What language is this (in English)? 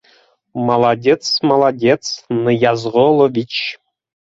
Bashkir